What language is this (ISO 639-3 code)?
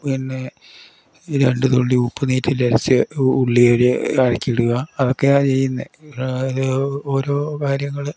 mal